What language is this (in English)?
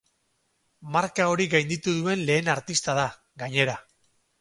Basque